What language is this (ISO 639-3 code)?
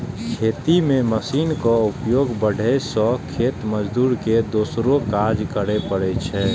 mai